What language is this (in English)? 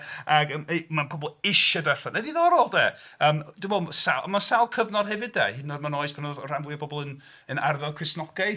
Welsh